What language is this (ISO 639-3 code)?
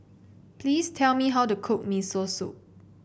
eng